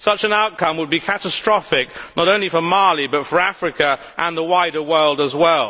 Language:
English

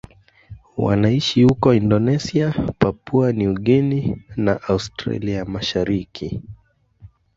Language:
Swahili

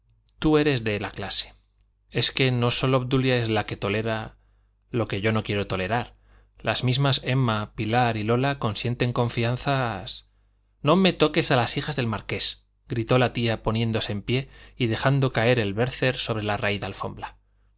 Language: Spanish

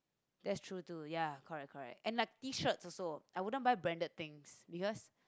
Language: English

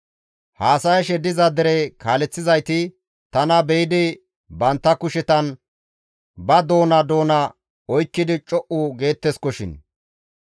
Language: Gamo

